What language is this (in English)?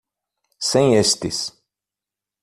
Portuguese